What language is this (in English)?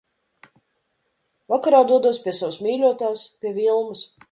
Latvian